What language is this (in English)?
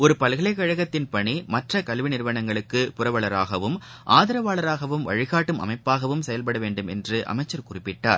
Tamil